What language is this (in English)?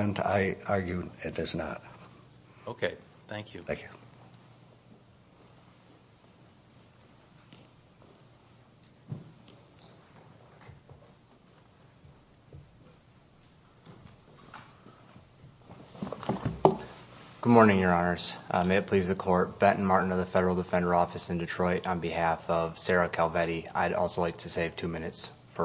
English